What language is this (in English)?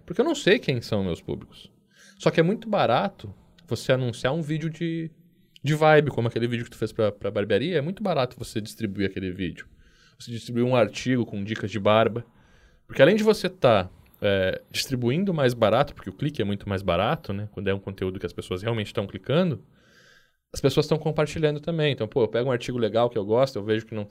Portuguese